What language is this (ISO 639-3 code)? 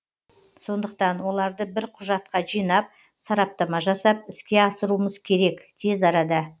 kaz